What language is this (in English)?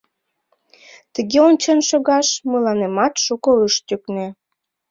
Mari